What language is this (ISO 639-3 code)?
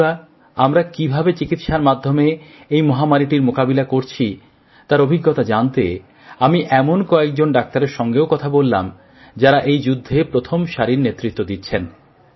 ben